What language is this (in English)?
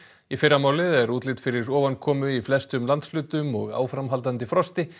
Icelandic